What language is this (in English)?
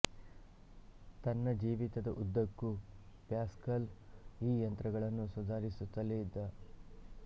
Kannada